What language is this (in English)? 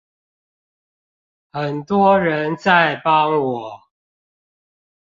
Chinese